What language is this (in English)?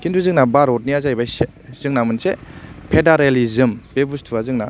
Bodo